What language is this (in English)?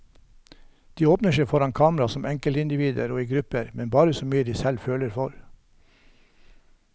Norwegian